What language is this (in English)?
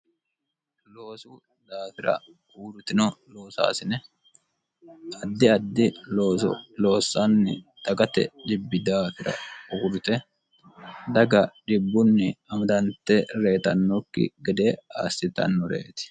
Sidamo